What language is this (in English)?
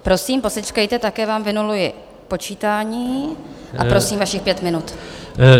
Czech